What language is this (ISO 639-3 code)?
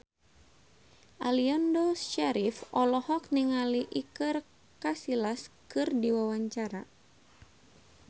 sun